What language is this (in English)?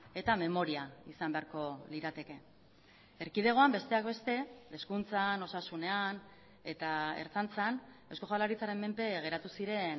Basque